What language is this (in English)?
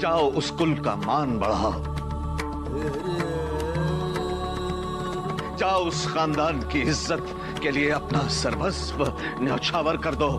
Hindi